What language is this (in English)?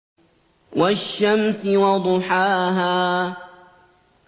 Arabic